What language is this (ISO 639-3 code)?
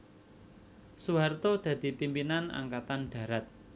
jav